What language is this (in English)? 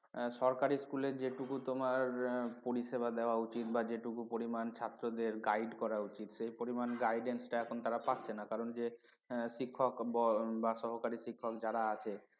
Bangla